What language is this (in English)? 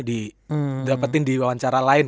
Indonesian